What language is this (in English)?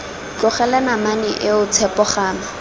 Tswana